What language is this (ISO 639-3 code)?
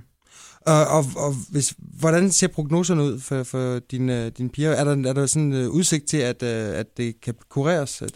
dan